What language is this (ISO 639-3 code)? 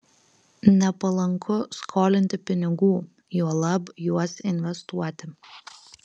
lit